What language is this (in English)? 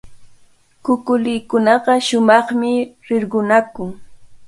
Cajatambo North Lima Quechua